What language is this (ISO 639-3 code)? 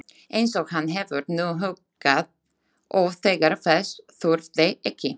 isl